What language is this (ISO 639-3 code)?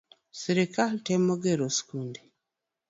luo